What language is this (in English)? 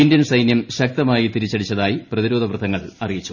Malayalam